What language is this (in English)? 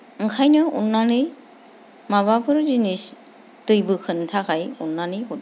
Bodo